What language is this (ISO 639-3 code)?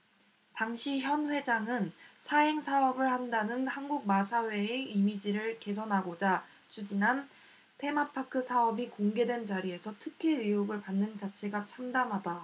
kor